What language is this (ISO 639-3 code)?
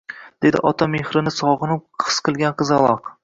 uzb